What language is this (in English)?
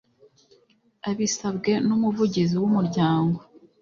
Kinyarwanda